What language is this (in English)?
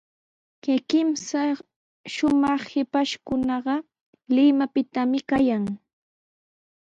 Sihuas Ancash Quechua